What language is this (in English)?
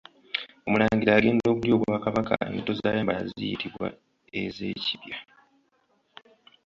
Ganda